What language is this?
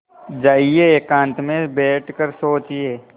Hindi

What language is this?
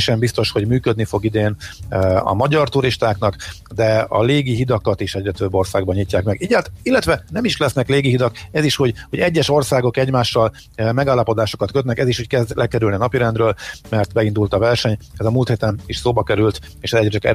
Hungarian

